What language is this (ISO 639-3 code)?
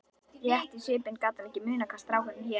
isl